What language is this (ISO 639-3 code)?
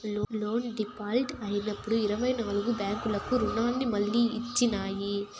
tel